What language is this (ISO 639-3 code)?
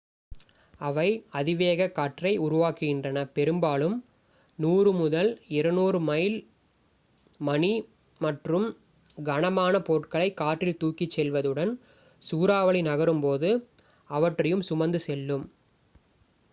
tam